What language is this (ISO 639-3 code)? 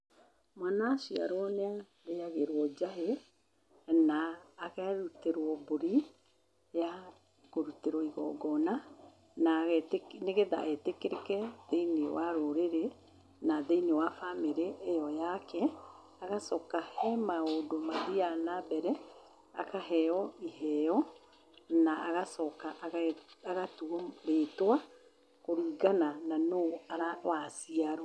kik